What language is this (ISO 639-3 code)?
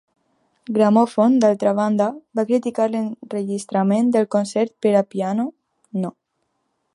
cat